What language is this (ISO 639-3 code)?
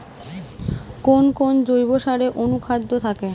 ben